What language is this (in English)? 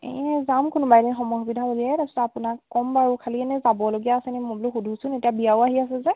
Assamese